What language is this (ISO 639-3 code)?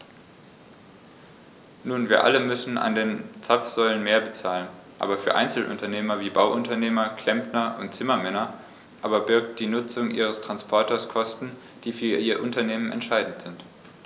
deu